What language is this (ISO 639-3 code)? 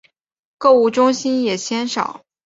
zho